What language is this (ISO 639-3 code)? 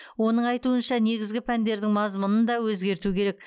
kaz